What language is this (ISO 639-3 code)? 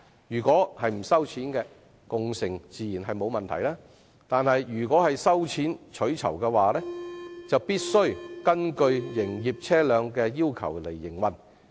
yue